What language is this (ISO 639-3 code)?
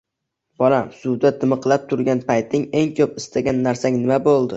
uzb